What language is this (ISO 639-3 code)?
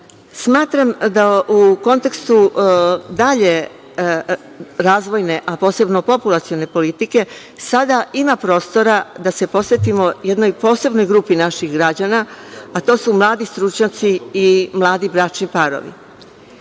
srp